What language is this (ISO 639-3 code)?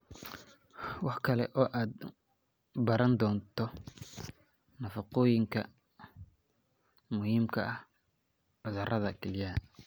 som